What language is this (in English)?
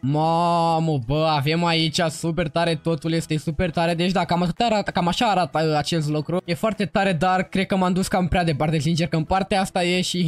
Romanian